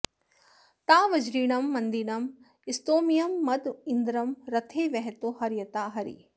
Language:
Sanskrit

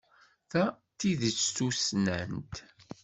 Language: Kabyle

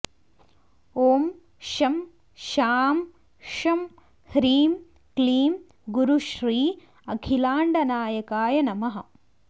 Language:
Sanskrit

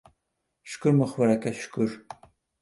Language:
Uzbek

